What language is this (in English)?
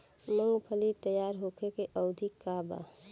Bhojpuri